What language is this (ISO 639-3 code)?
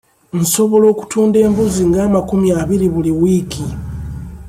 lug